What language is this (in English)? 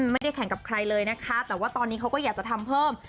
Thai